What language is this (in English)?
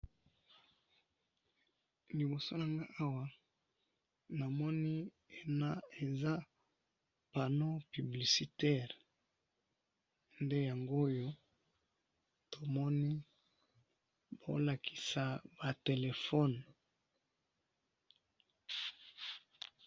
Lingala